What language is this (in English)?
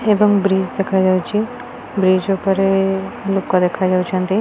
Odia